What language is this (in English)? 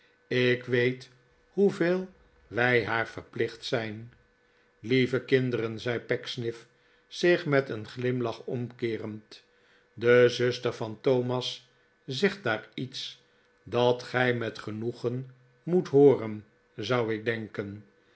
Dutch